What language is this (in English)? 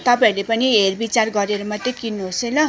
Nepali